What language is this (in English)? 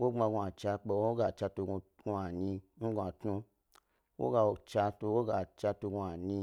Gbari